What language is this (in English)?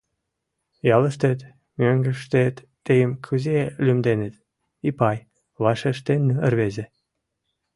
Mari